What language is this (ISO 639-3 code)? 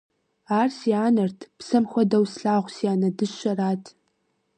kbd